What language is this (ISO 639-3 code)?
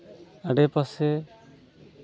sat